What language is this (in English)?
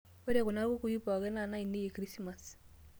Masai